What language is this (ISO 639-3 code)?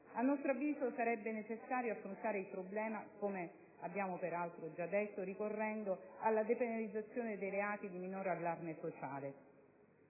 ita